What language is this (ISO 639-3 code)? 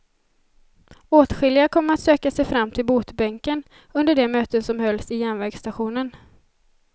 swe